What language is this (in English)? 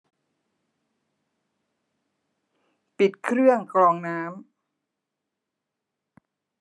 Thai